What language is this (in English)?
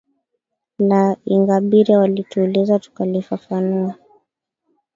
Swahili